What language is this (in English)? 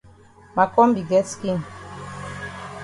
Cameroon Pidgin